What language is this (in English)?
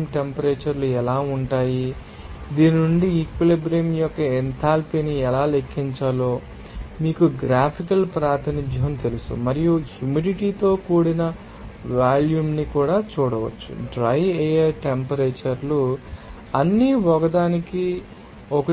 Telugu